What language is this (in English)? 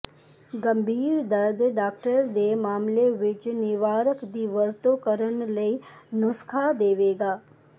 Punjabi